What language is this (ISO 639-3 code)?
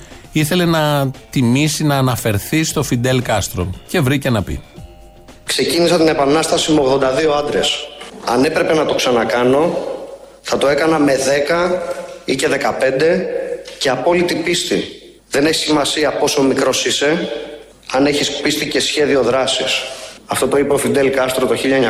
ell